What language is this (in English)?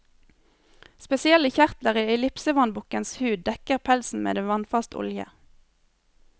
Norwegian